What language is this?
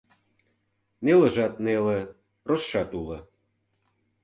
Mari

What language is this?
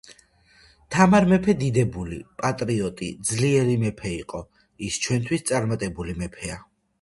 Georgian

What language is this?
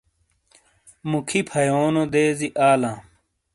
Shina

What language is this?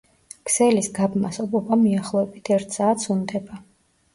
Georgian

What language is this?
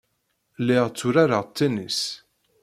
Kabyle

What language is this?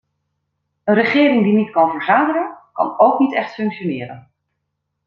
Dutch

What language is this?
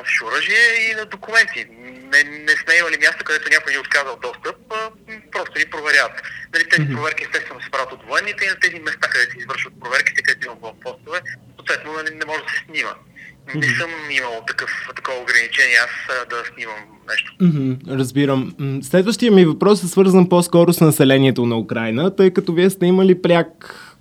Bulgarian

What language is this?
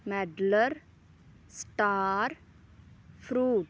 Punjabi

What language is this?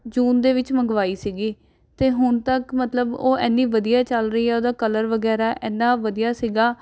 Punjabi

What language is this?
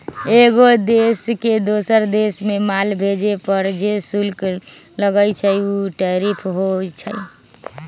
Magahi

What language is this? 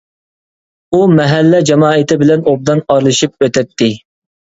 Uyghur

